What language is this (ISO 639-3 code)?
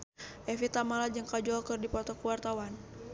sun